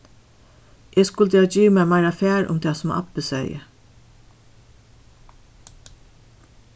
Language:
Faroese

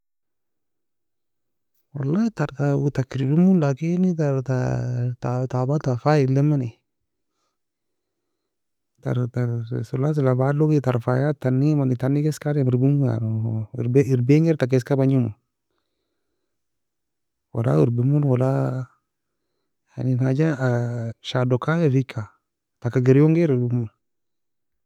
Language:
Nobiin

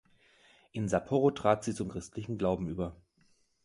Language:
German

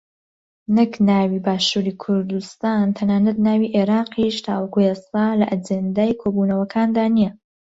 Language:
Central Kurdish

